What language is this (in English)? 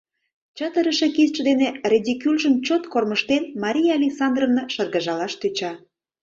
Mari